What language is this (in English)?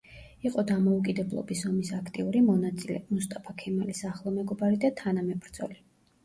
Georgian